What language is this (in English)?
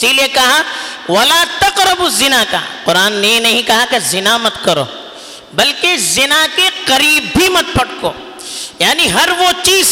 Urdu